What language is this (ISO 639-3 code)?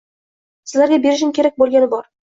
uzb